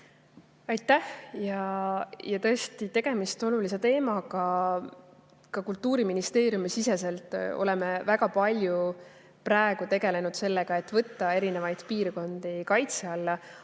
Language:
Estonian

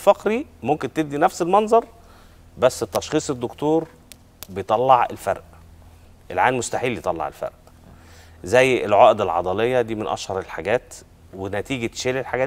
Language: Arabic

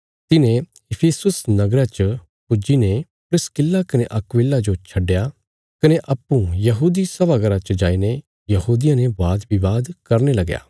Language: Bilaspuri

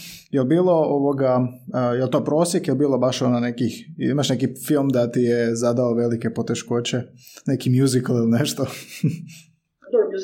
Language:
Croatian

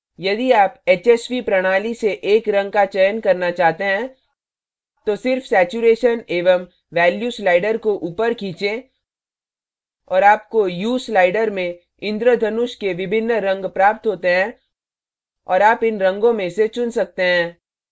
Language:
Hindi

